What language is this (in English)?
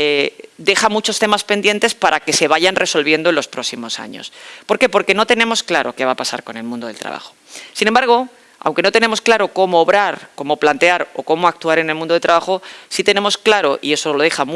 Spanish